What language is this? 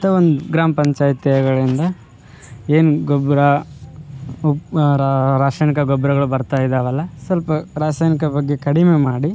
Kannada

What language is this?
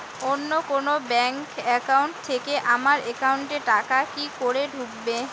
Bangla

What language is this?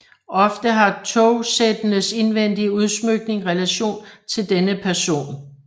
Danish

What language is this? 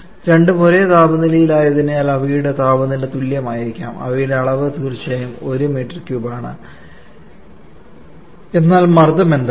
Malayalam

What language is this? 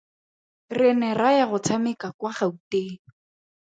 Tswana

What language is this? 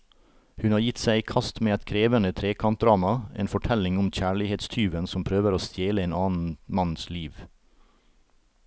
Norwegian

